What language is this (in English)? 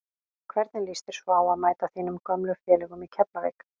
Icelandic